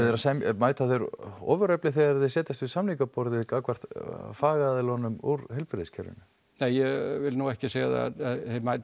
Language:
Icelandic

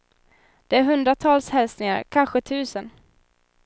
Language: Swedish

